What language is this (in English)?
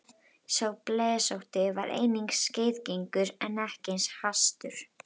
Icelandic